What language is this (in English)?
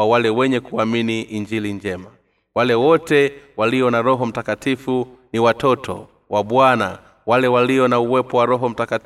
Swahili